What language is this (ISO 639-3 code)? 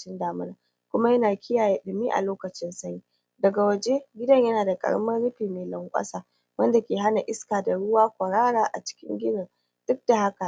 hau